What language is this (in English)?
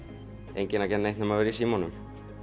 Icelandic